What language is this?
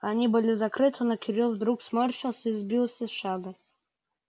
Russian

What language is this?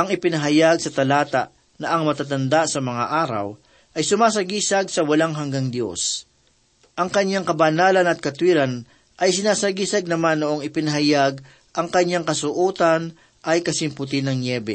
Filipino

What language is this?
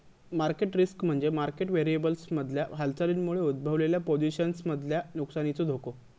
Marathi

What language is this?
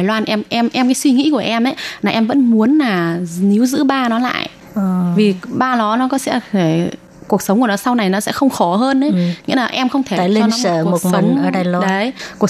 Vietnamese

